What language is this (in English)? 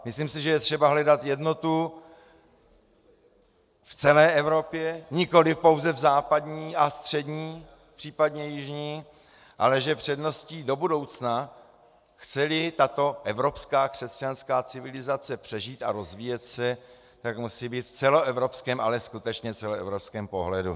Czech